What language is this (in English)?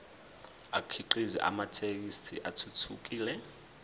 Zulu